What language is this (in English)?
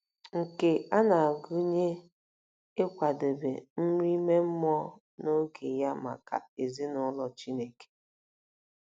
Igbo